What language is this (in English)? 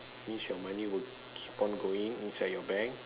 English